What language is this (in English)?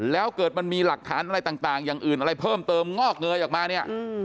Thai